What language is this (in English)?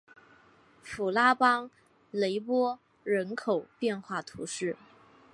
Chinese